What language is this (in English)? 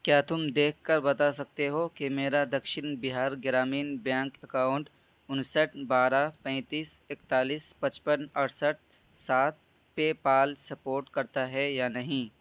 Urdu